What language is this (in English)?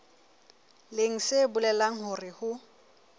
Southern Sotho